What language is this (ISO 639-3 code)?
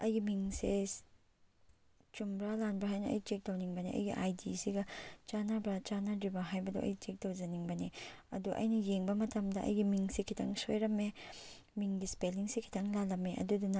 mni